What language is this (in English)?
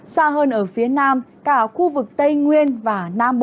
Vietnamese